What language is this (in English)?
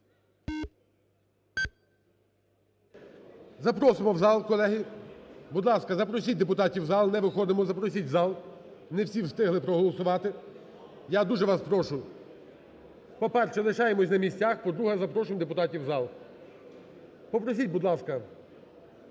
Ukrainian